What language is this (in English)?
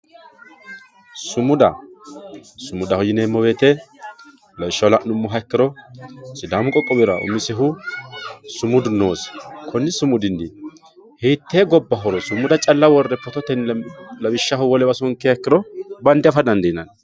Sidamo